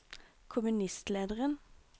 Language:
Norwegian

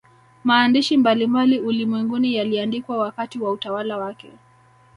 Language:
Swahili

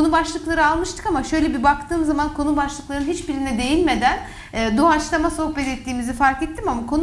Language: Turkish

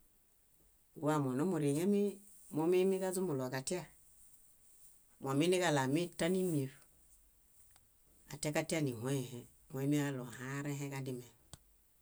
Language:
Bayot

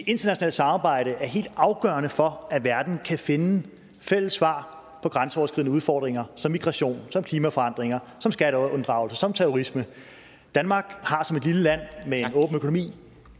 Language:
Danish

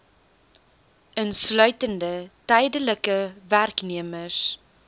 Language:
Afrikaans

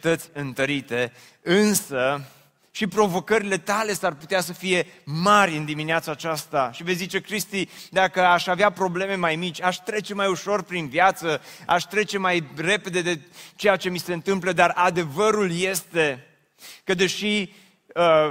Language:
Romanian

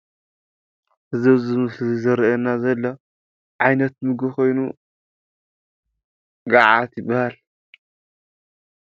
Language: Tigrinya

